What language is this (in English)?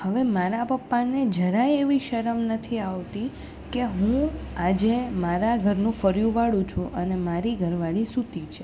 Gujarati